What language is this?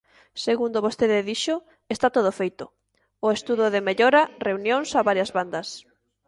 Galician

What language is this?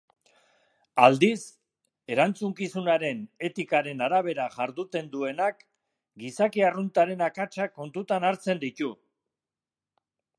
Basque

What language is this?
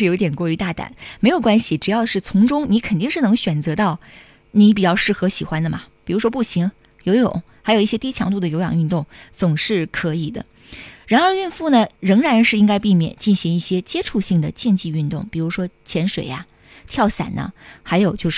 Chinese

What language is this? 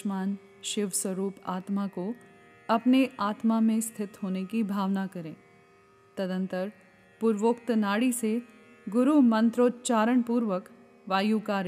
Hindi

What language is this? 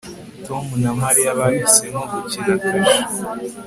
Kinyarwanda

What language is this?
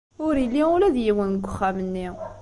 Kabyle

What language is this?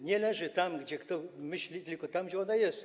Polish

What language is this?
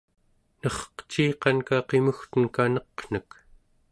Central Yupik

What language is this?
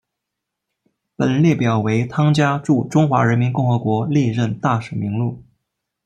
Chinese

